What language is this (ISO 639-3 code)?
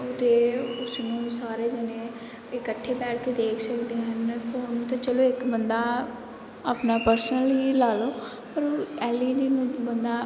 pan